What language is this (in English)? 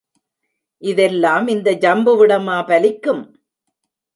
Tamil